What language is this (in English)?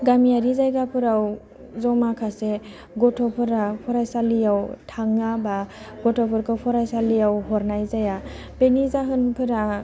Bodo